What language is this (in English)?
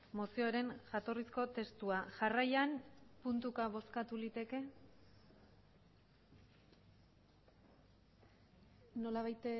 Basque